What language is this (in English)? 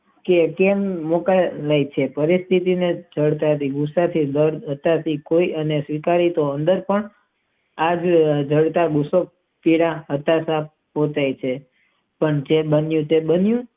Gujarati